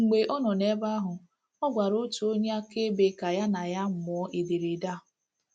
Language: Igbo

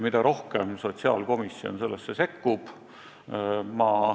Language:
Estonian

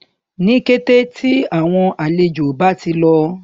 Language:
Yoruba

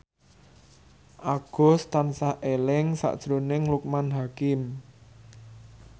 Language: Javanese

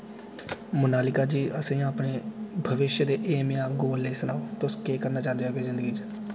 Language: Dogri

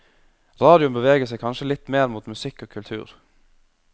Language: Norwegian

